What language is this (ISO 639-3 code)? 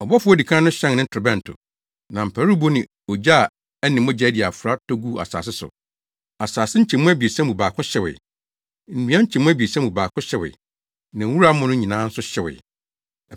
aka